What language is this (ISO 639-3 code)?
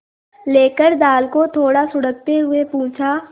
hin